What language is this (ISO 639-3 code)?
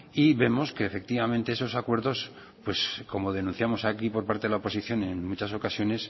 spa